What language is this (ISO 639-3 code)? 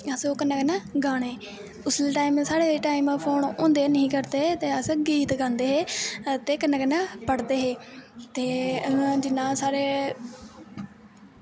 doi